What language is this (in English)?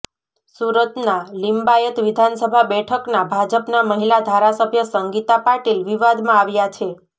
Gujarati